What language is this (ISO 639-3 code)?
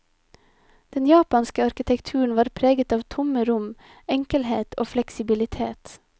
nor